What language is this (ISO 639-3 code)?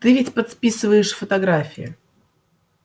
rus